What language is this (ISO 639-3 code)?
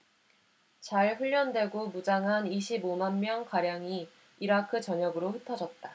kor